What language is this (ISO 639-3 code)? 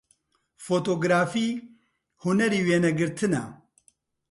ckb